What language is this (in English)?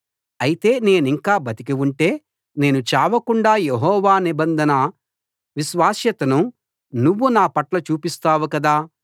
Telugu